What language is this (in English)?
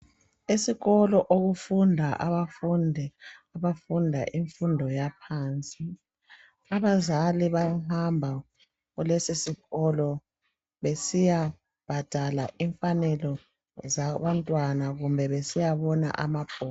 North Ndebele